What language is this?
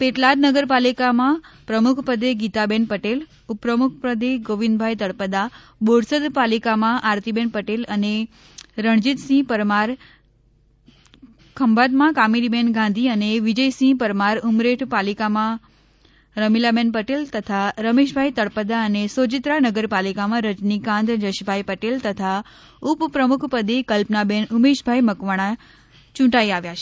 Gujarati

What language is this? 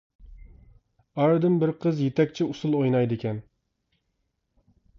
Uyghur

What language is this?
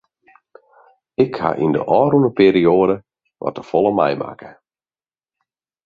Western Frisian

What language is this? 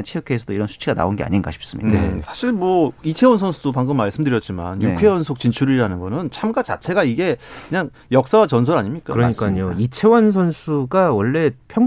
Korean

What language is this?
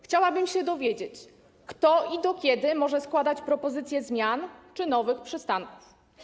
Polish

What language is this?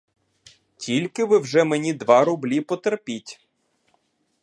Ukrainian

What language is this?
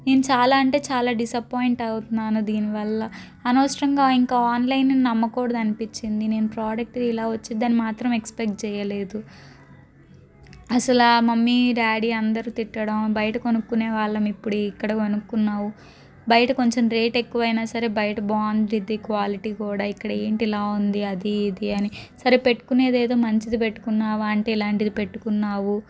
Telugu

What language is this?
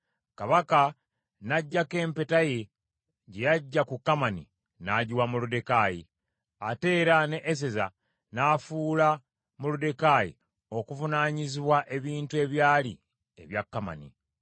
Ganda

